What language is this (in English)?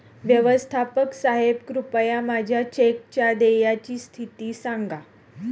Marathi